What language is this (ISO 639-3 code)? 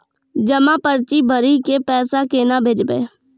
mai